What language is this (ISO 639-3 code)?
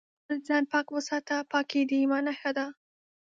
pus